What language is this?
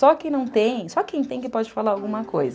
Portuguese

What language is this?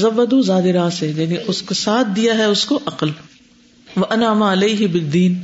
Urdu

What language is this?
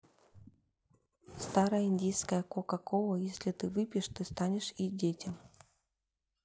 Russian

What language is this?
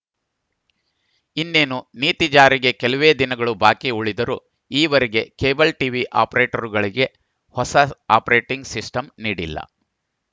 Kannada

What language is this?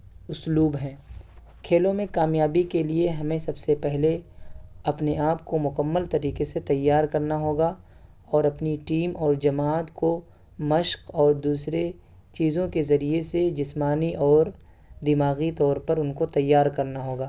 Urdu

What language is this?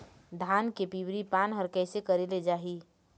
Chhattisgarhi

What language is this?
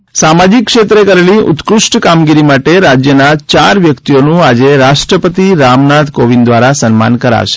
Gujarati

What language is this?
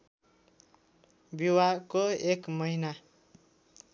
Nepali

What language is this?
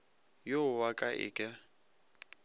Northern Sotho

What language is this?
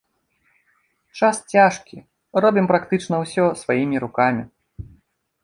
Belarusian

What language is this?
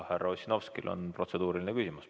Estonian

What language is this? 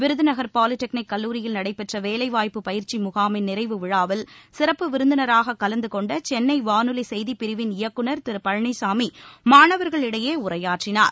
Tamil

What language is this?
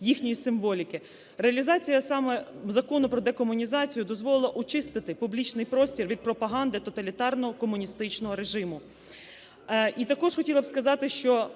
Ukrainian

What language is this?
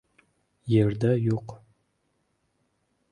Uzbek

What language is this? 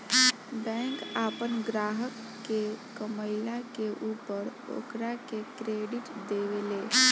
Bhojpuri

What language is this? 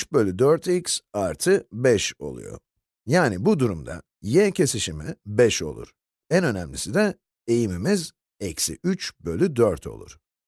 Turkish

